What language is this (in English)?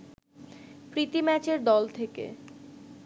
Bangla